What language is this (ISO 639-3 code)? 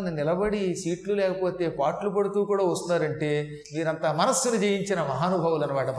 tel